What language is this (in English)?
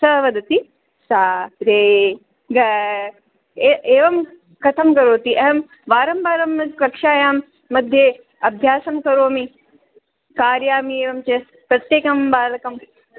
Sanskrit